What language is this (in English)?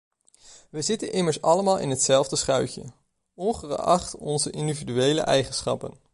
Dutch